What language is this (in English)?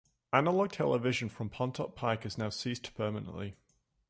English